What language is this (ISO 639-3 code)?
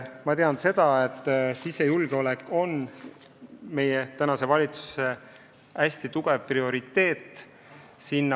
est